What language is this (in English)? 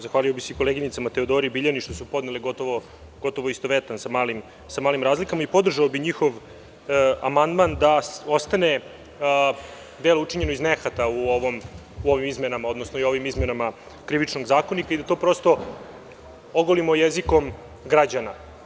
Serbian